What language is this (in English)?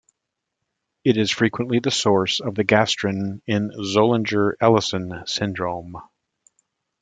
English